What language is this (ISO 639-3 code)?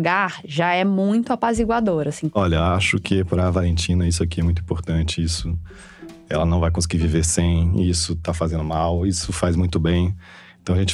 por